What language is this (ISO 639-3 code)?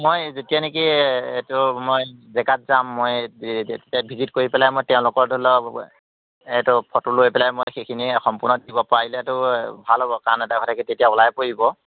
asm